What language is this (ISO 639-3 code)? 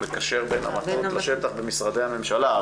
heb